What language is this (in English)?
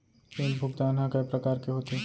Chhattisgarhi